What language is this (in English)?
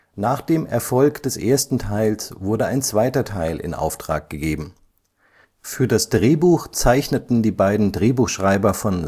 German